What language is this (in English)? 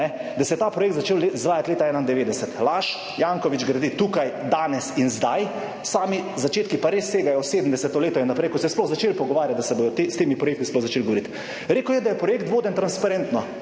Slovenian